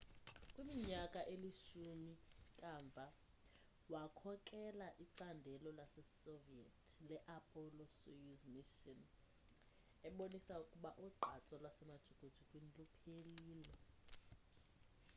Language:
Xhosa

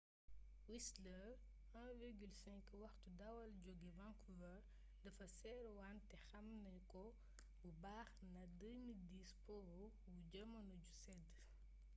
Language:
Wolof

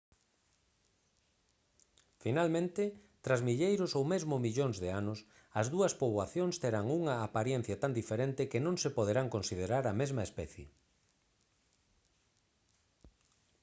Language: Galician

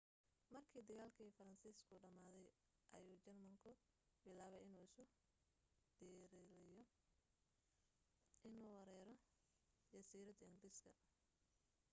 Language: Somali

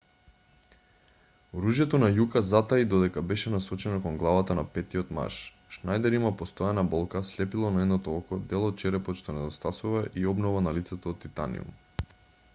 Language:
Macedonian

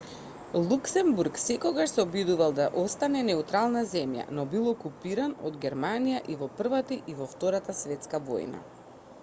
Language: Macedonian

